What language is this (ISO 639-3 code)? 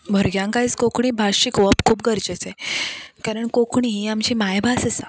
kok